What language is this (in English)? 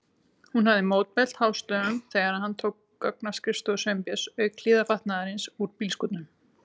Icelandic